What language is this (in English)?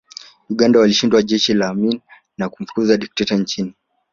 Swahili